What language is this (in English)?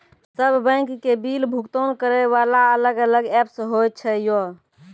Maithili